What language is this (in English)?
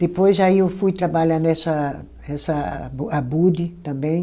Portuguese